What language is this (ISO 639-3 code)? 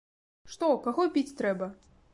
bel